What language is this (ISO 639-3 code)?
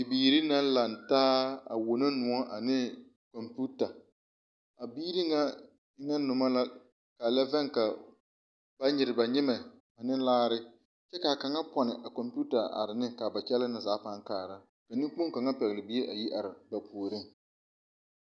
dga